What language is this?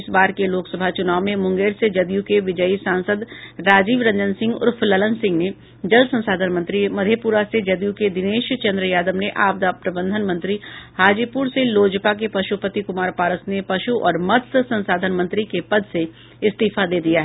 Hindi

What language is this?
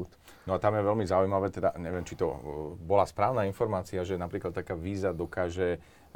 Slovak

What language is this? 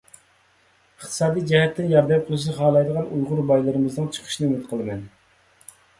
Uyghur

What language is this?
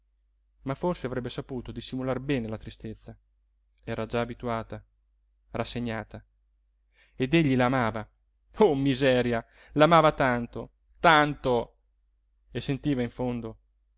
Italian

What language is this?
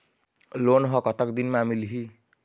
Chhattisgarhi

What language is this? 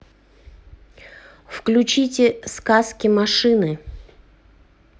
Russian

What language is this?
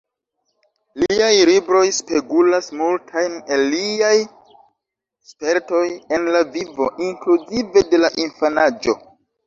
Esperanto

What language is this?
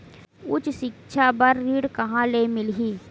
Chhattisgarhi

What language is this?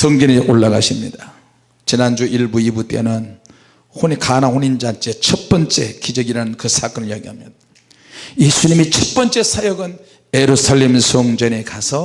Korean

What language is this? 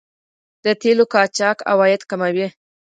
Pashto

